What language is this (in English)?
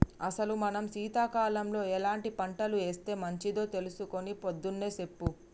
Telugu